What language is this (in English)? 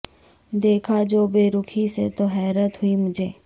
Urdu